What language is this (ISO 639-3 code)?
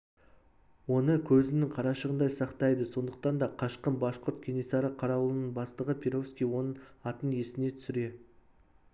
kaz